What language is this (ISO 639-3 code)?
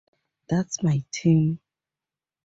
eng